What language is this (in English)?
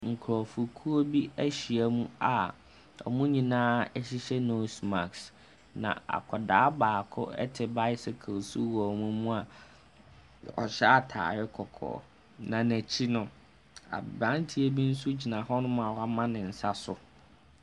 Akan